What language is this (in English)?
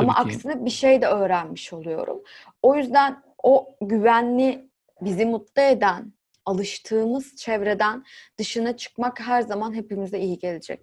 Turkish